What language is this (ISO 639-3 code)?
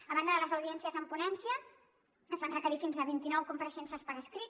cat